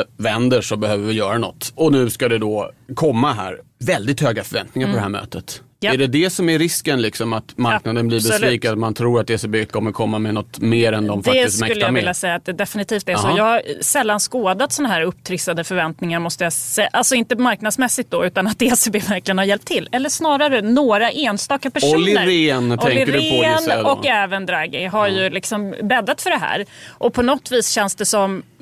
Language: Swedish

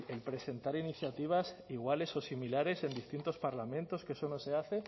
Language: Spanish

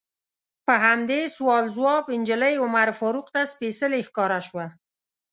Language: Pashto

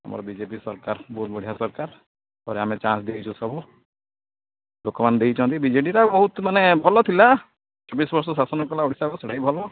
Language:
Odia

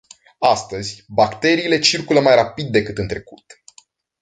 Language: Romanian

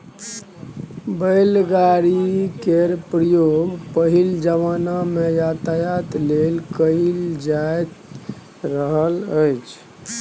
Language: Maithili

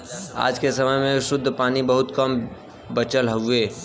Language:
Bhojpuri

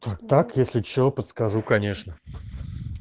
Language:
Russian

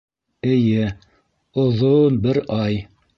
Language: Bashkir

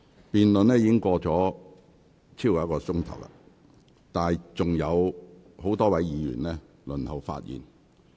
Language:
Cantonese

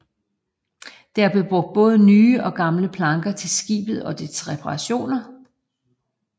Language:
Danish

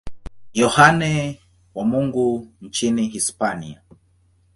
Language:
Swahili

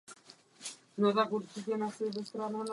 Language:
Czech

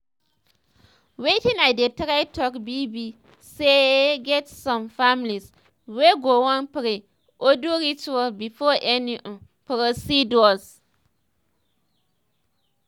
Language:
Nigerian Pidgin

